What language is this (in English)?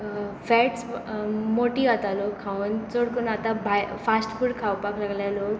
Konkani